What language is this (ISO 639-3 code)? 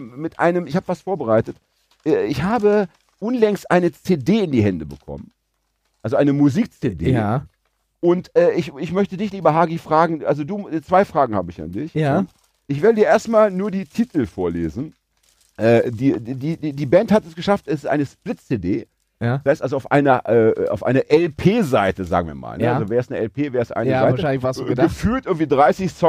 deu